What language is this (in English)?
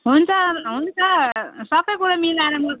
Nepali